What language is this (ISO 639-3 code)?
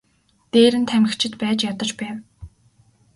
mon